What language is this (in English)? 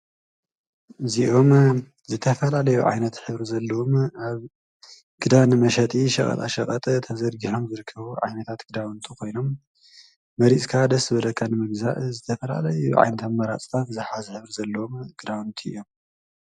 Tigrinya